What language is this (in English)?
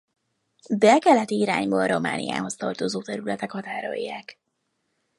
Hungarian